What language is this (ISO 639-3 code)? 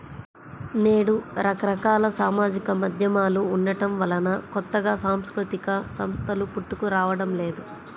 tel